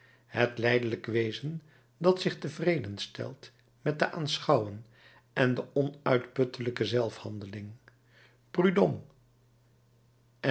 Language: Dutch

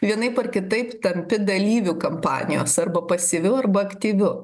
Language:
Lithuanian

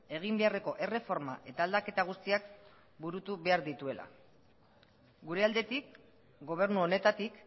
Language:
Basque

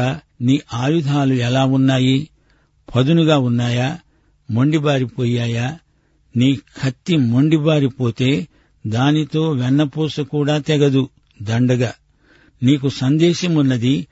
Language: Telugu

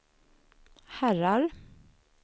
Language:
Swedish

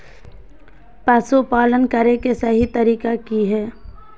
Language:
Magahi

